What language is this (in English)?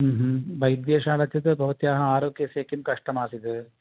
Sanskrit